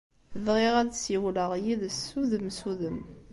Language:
Kabyle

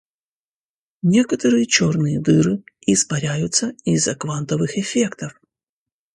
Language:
Russian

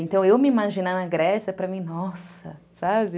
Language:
Portuguese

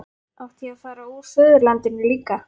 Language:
Icelandic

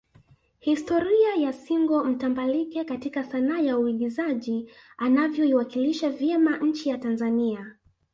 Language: Swahili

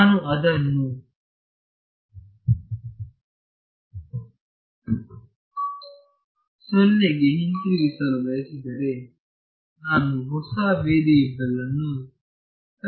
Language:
Kannada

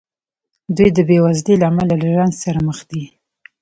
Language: Pashto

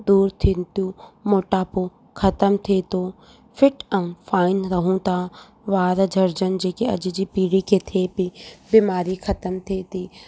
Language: Sindhi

